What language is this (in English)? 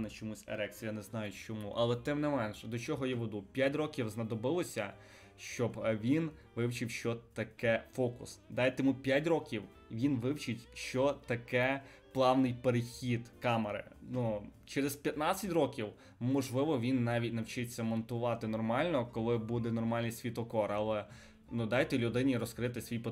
Ukrainian